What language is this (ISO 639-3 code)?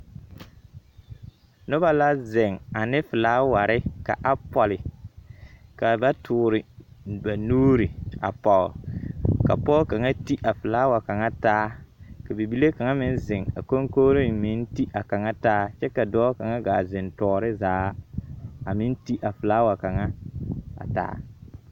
dga